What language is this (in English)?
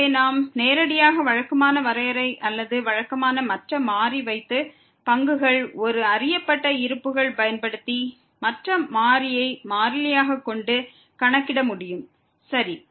Tamil